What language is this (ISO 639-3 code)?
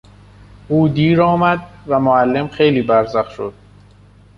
fas